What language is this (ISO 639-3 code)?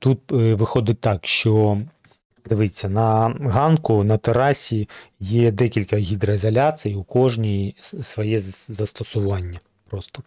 ukr